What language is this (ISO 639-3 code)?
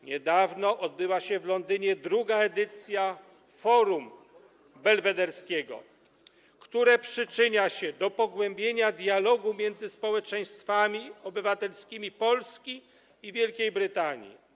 pol